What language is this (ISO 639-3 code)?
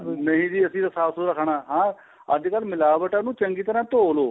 pan